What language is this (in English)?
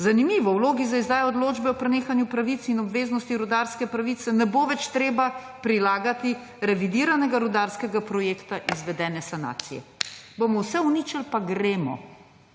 Slovenian